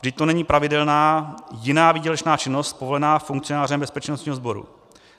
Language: Czech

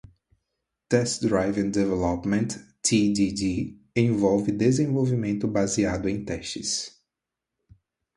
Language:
Portuguese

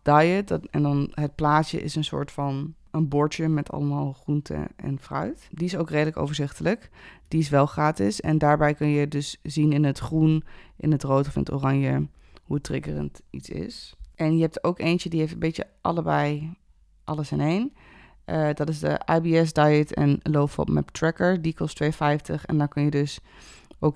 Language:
Dutch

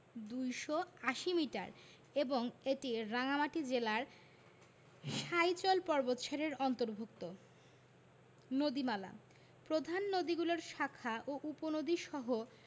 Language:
Bangla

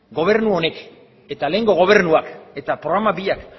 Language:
Basque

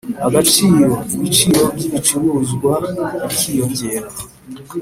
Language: Kinyarwanda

